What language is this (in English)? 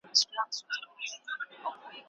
Pashto